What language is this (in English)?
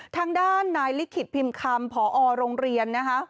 Thai